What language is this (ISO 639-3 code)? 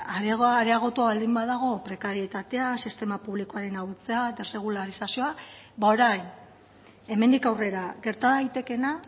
eus